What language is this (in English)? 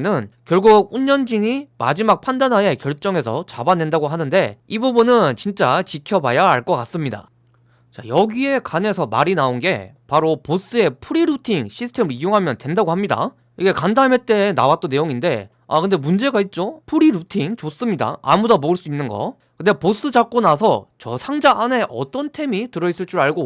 Korean